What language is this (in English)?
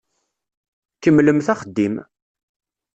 Kabyle